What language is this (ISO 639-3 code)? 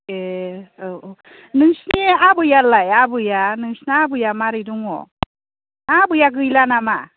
brx